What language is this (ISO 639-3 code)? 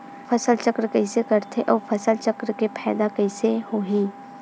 hne